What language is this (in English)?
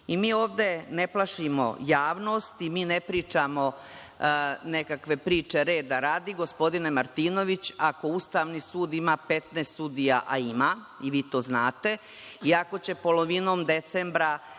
Serbian